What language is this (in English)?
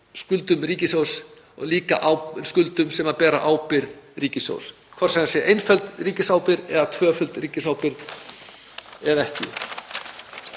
Icelandic